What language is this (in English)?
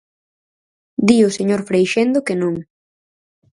Galician